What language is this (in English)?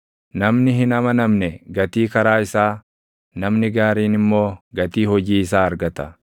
Oromo